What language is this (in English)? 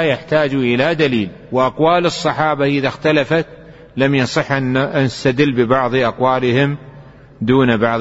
Arabic